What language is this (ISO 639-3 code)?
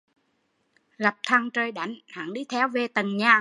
vie